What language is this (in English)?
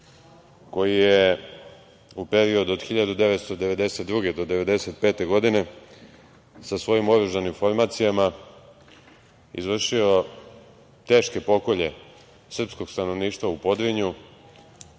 Serbian